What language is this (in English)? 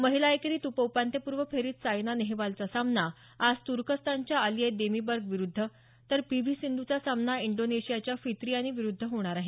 Marathi